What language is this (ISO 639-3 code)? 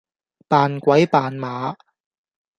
yue